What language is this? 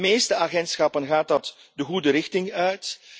Dutch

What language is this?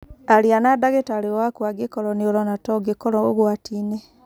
Kikuyu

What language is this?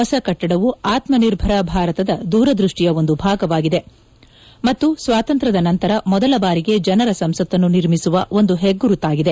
Kannada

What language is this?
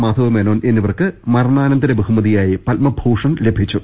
Malayalam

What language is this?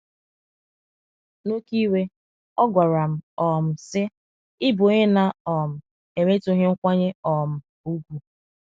Igbo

